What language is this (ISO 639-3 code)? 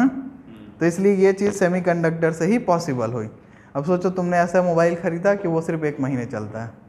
hin